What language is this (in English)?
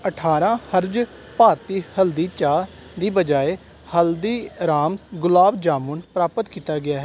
Punjabi